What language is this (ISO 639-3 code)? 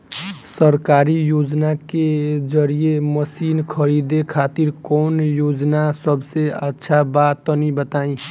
bho